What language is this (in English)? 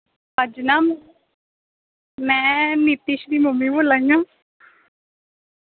Dogri